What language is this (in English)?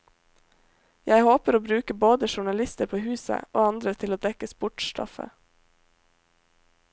Norwegian